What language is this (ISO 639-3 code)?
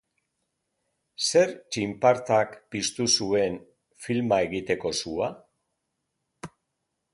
eus